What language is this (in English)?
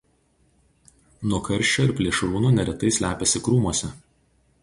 Lithuanian